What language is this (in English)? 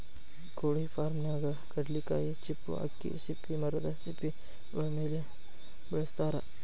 Kannada